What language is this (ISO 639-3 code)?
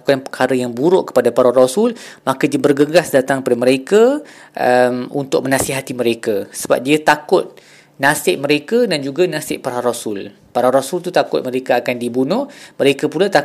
msa